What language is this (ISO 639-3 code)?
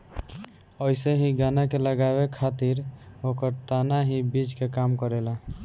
bho